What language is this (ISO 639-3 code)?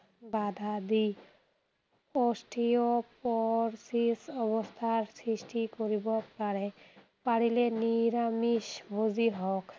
asm